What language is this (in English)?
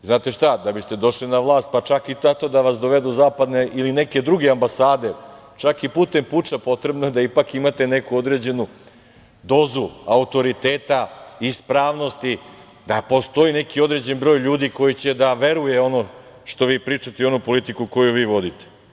Serbian